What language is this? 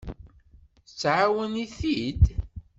Kabyle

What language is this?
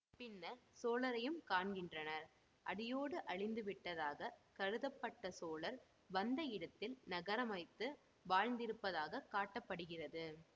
Tamil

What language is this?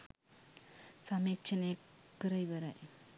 Sinhala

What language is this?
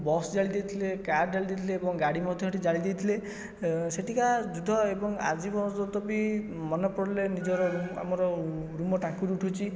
Odia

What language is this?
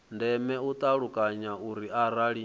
Venda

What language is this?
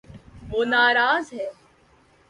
Urdu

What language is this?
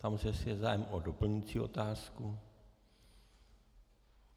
Czech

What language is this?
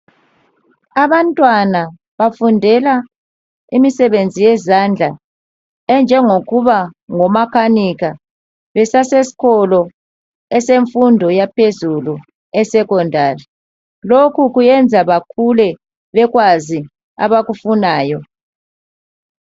North Ndebele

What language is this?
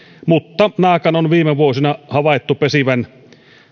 Finnish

